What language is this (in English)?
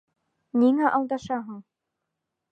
Bashkir